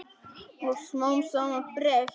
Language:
Icelandic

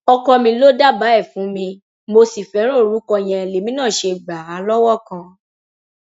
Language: Yoruba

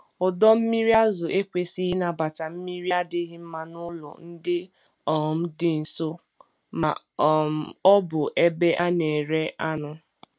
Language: Igbo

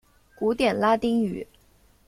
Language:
Chinese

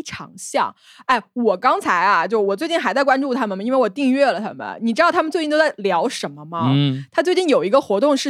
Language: Chinese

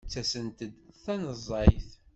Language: Kabyle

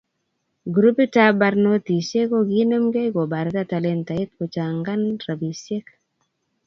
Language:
Kalenjin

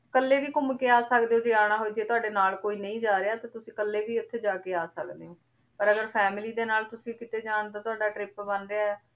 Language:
Punjabi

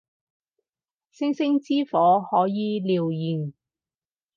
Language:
Cantonese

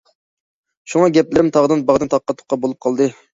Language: Uyghur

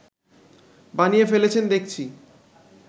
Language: Bangla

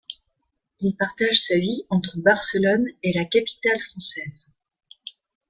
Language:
French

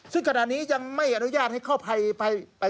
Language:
Thai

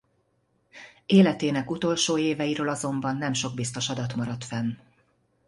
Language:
Hungarian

